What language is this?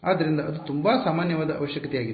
Kannada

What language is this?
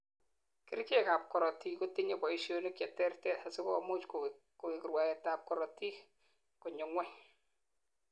Kalenjin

